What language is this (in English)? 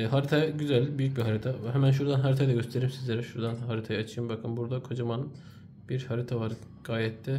Turkish